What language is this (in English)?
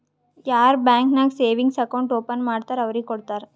Kannada